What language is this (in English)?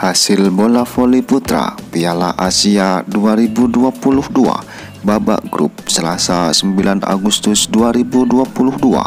Indonesian